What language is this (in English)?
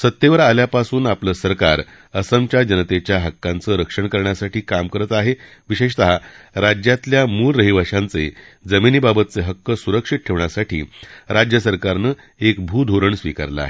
Marathi